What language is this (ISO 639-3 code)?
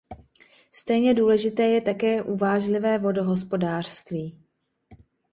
ces